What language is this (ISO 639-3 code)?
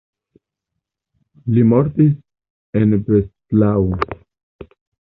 epo